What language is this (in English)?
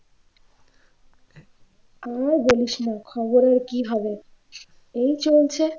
Bangla